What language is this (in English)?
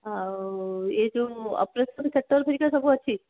Odia